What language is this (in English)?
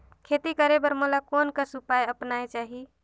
Chhattisgarhi